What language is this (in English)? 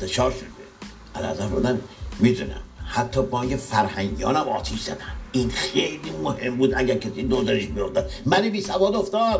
Persian